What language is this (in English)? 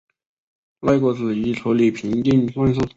Chinese